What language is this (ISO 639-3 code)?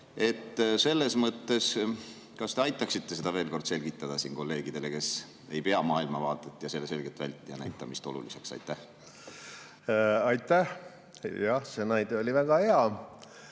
est